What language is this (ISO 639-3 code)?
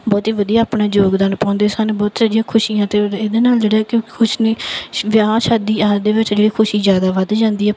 pan